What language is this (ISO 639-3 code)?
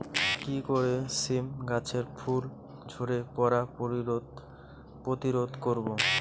ben